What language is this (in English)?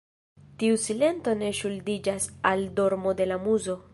Esperanto